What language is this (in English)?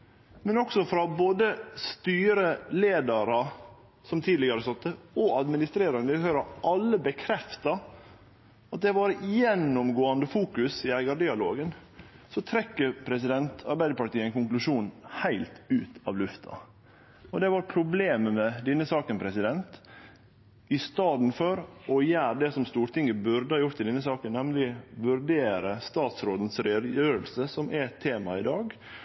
Norwegian Nynorsk